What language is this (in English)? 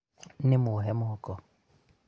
Kikuyu